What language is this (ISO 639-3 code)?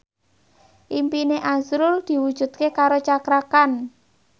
jav